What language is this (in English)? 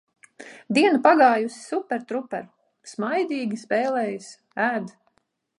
Latvian